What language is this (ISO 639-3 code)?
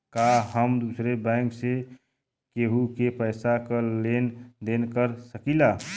bho